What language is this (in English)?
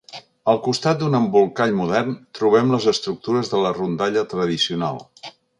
Catalan